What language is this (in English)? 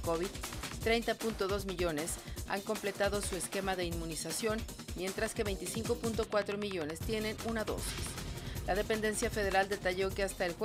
Spanish